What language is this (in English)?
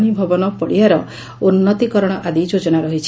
Odia